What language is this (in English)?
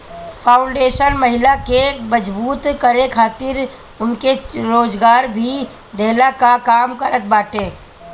Bhojpuri